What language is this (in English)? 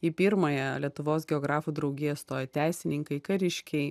Lithuanian